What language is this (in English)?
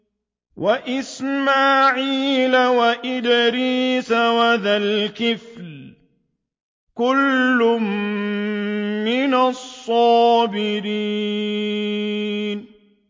Arabic